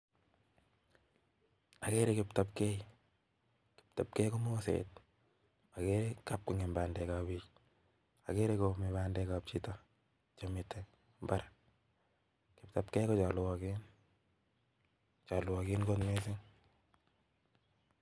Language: Kalenjin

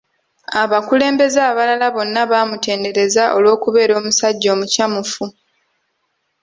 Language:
Ganda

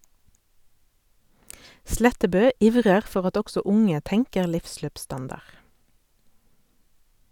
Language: Norwegian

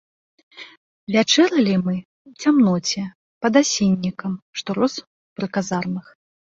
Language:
Belarusian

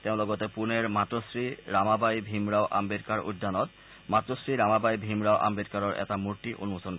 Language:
Assamese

